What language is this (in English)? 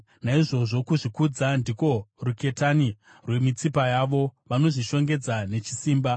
Shona